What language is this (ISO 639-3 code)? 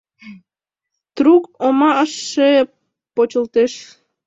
chm